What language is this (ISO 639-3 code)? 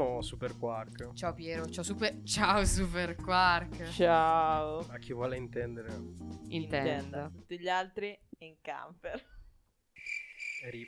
ita